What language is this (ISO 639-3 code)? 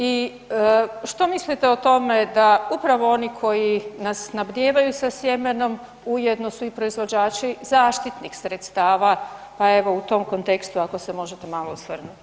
hrv